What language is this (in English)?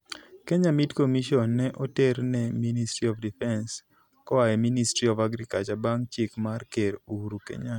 Luo (Kenya and Tanzania)